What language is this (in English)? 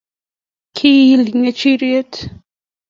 Kalenjin